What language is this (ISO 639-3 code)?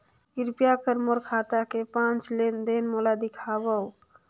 hne